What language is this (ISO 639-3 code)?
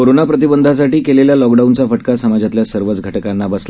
mar